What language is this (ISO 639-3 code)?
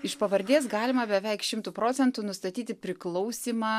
lit